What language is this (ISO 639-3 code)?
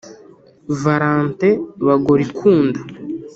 kin